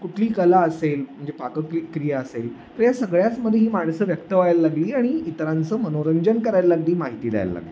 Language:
Marathi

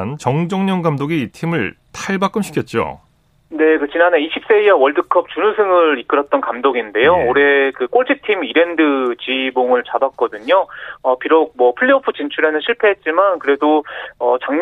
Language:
Korean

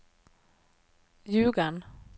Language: Swedish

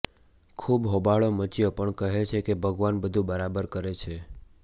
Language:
Gujarati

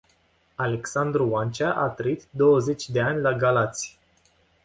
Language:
Romanian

